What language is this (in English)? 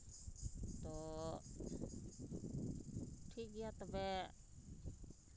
Santali